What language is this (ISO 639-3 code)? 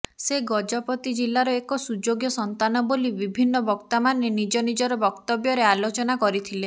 ori